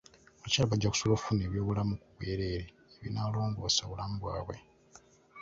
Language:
Ganda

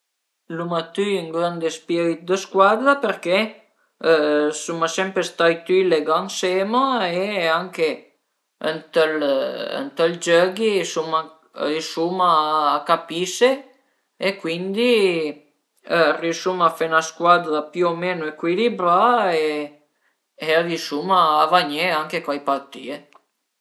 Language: Piedmontese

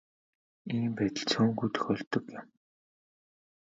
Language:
Mongolian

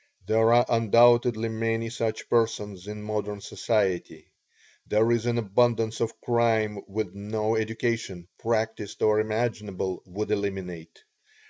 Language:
English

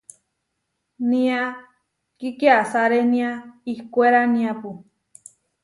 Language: Huarijio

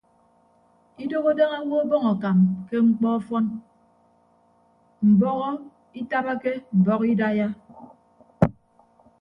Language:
Ibibio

